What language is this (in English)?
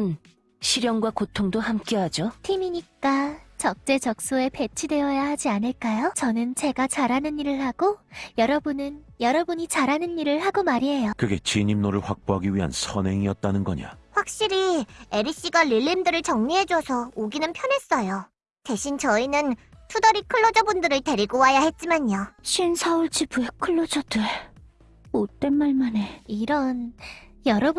Korean